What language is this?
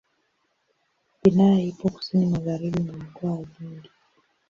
Swahili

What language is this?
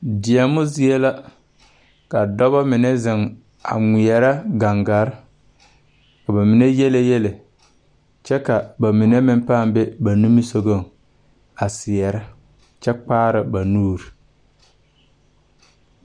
Southern Dagaare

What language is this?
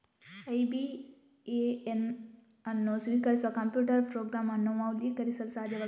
Kannada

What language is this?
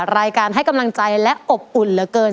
Thai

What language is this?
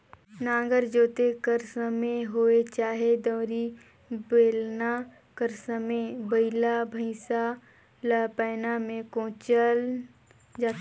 Chhattisgarhi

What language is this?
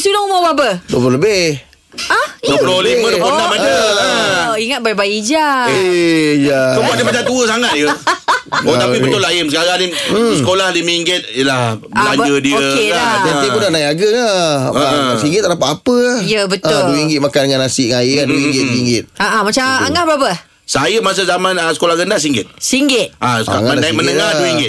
Malay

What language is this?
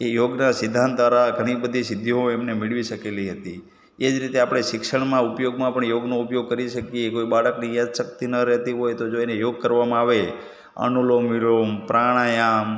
Gujarati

